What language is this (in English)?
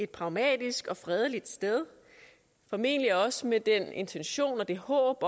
Danish